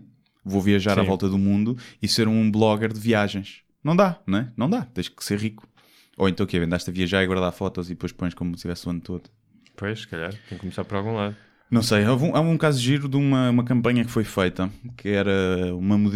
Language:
Portuguese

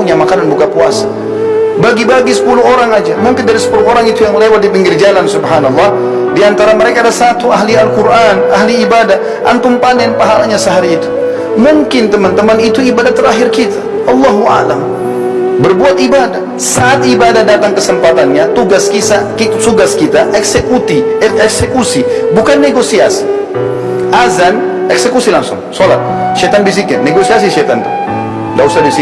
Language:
Indonesian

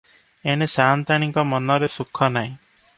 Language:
Odia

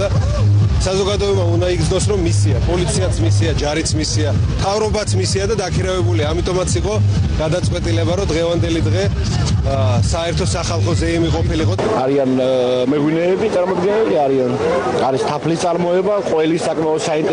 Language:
Romanian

